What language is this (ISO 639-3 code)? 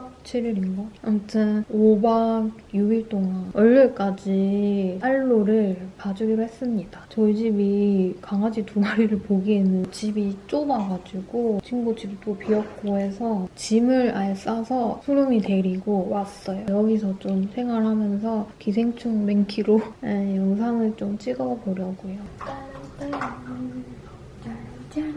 kor